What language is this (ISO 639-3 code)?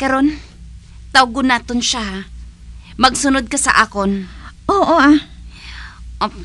fil